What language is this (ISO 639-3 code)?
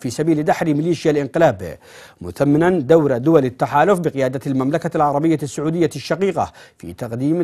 ara